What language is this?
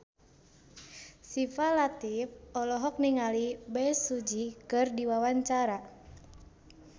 Sundanese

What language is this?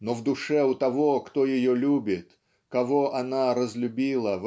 Russian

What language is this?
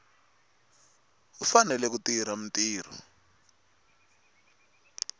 Tsonga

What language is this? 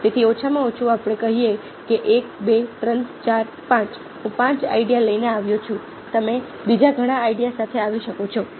Gujarati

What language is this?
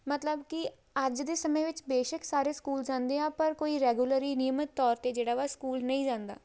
Punjabi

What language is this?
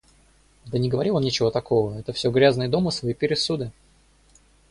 Russian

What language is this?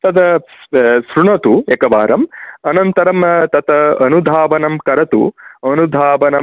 Sanskrit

